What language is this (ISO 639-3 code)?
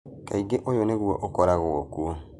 kik